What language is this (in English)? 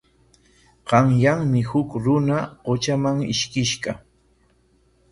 Corongo Ancash Quechua